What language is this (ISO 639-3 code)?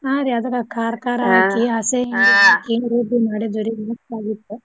kan